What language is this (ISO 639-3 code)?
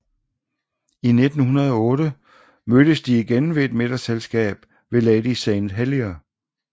dan